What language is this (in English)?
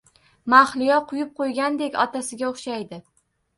Uzbek